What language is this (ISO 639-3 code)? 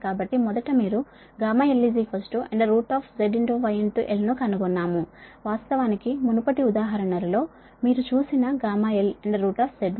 tel